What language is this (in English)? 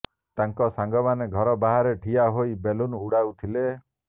Odia